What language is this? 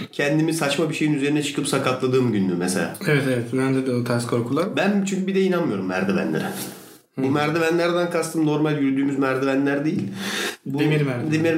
Turkish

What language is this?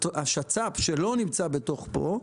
Hebrew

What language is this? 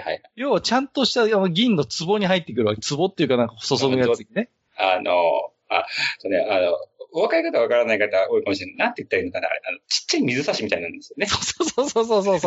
Japanese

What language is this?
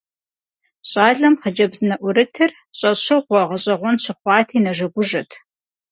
Kabardian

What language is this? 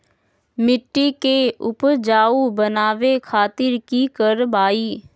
Magahi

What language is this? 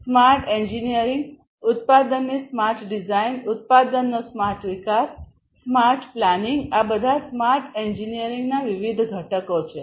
Gujarati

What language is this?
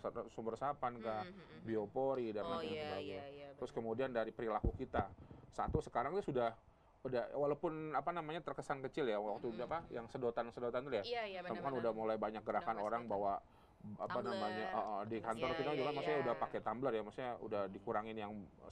Indonesian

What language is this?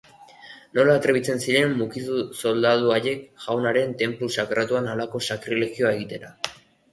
Basque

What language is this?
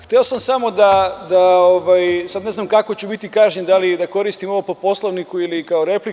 Serbian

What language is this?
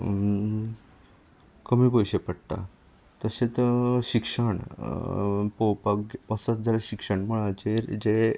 Konkani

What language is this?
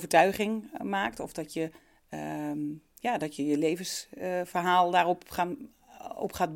Dutch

